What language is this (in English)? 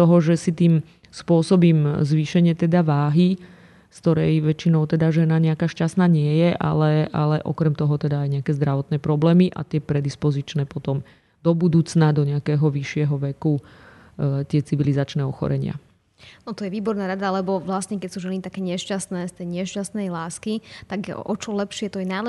Slovak